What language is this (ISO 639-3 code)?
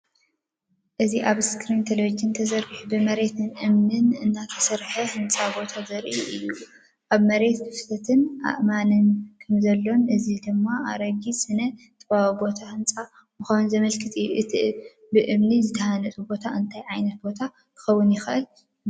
tir